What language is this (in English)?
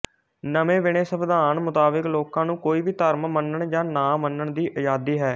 Punjabi